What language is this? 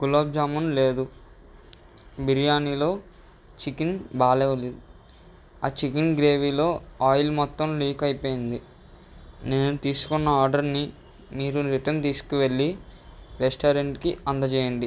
Telugu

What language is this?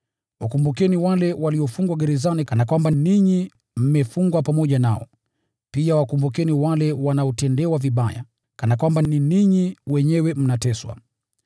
Swahili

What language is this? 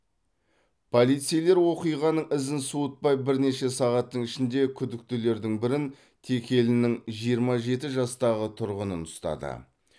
Kazakh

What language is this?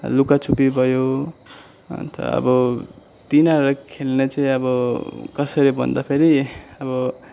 Nepali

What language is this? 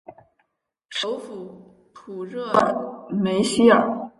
Chinese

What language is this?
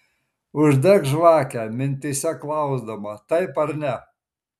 Lithuanian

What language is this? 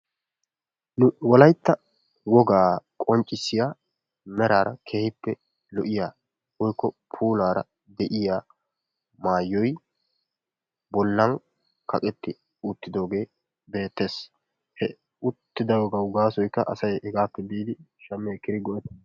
Wolaytta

